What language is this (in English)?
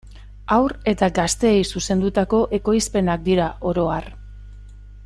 Basque